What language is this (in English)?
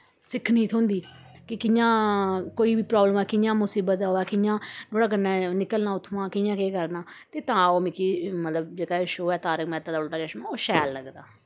Dogri